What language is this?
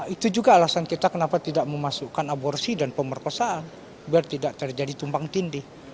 Indonesian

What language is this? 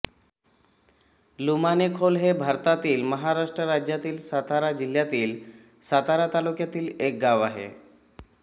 Marathi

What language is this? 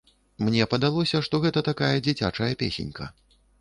Belarusian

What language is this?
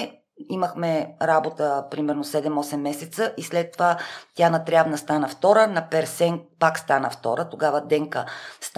Bulgarian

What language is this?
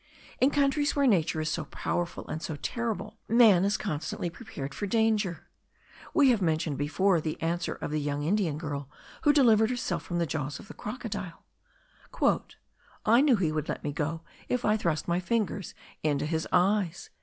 English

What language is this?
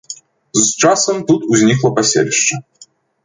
Belarusian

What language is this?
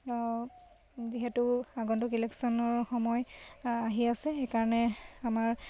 Assamese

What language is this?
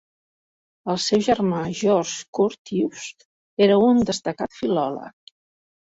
Catalan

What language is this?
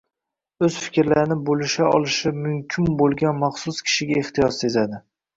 Uzbek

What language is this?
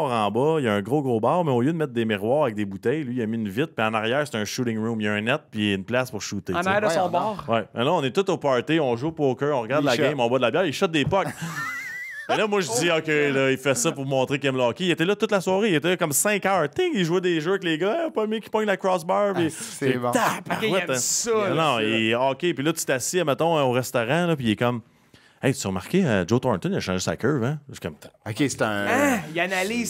French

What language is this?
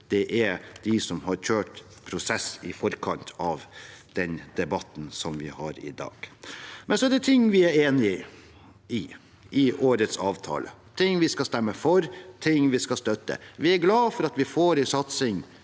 Norwegian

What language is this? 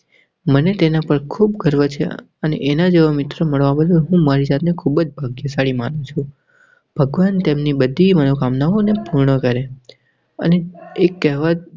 Gujarati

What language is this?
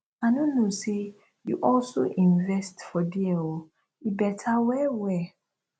Nigerian Pidgin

